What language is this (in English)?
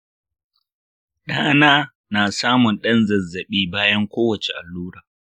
Hausa